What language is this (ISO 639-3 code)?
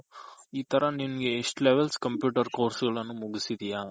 kan